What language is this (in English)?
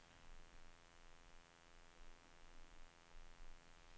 Swedish